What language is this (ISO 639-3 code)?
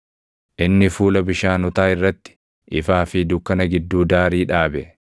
orm